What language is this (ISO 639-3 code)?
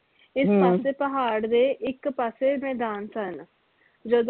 pan